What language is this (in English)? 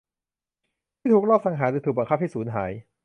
Thai